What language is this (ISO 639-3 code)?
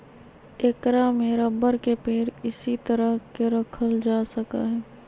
mag